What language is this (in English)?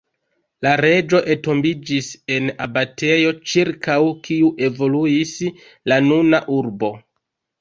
Esperanto